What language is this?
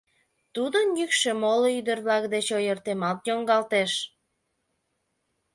Mari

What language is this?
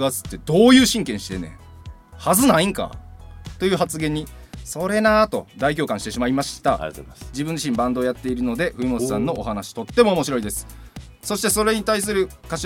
Japanese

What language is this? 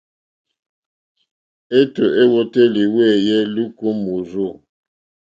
Mokpwe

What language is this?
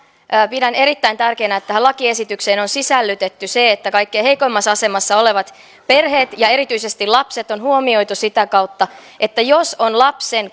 Finnish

